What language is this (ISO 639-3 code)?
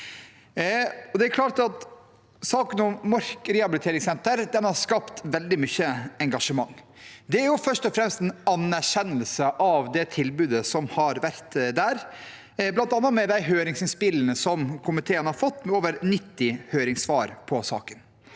nor